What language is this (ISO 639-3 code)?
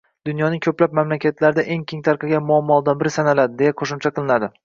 uzb